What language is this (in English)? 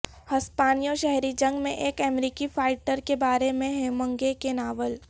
Urdu